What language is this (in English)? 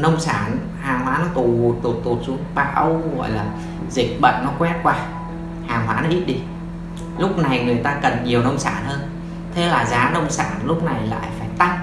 Vietnamese